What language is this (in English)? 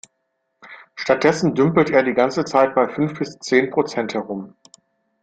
German